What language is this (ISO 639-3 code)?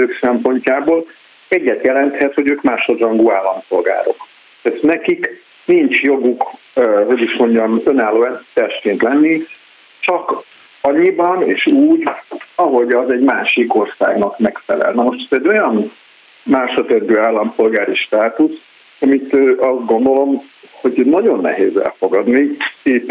hun